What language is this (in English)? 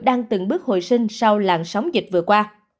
Vietnamese